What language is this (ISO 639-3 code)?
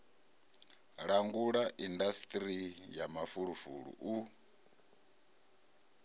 ven